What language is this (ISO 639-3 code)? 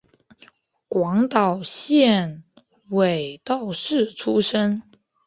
zho